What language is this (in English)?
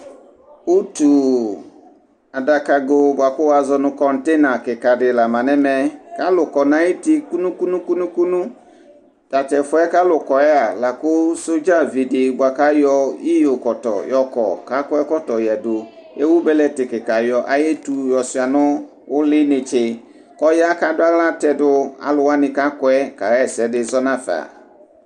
Ikposo